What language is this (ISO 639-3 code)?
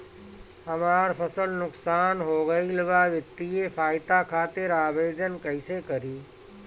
bho